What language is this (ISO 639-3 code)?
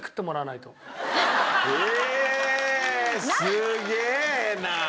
jpn